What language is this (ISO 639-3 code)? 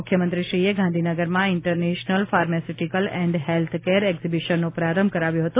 guj